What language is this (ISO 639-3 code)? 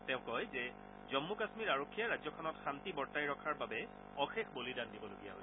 asm